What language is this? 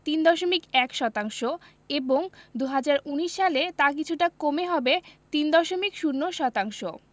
Bangla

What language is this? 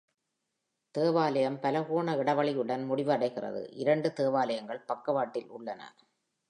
Tamil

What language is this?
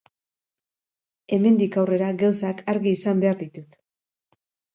Basque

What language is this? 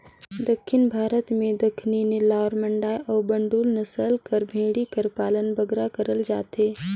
Chhattisgarhi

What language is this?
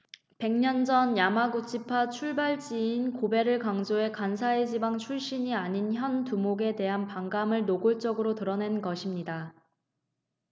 Korean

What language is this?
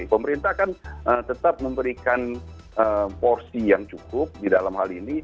Indonesian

